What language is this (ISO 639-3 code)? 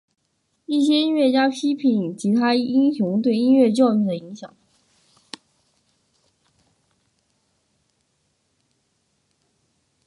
zho